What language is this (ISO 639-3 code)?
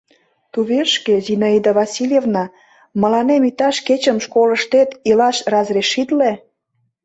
chm